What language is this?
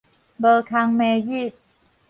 Min Nan Chinese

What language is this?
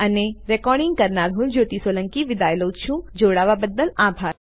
Gujarati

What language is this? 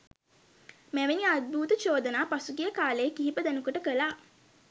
Sinhala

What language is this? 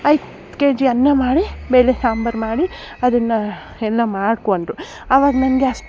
Kannada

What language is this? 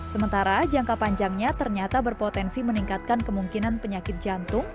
Indonesian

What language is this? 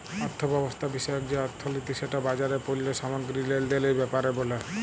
Bangla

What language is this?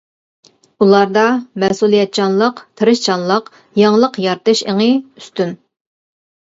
Uyghur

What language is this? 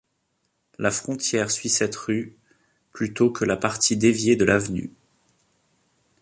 French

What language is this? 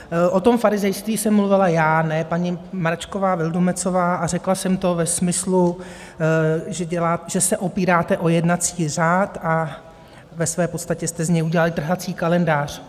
Czech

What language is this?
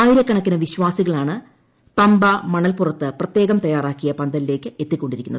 Malayalam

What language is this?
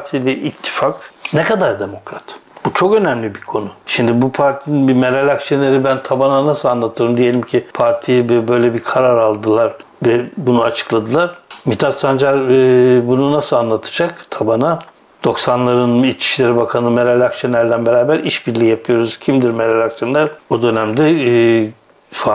Turkish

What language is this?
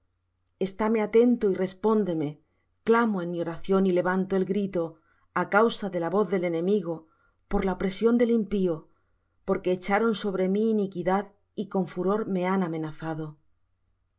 Spanish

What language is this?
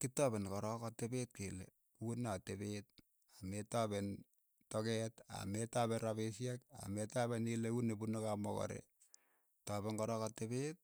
Keiyo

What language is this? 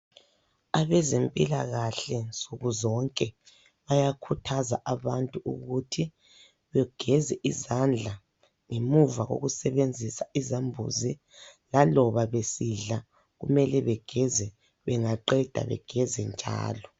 North Ndebele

